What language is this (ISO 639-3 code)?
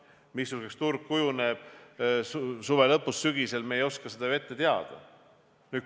est